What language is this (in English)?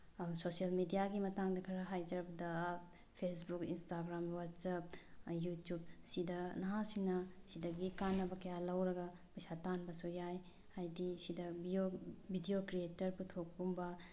Manipuri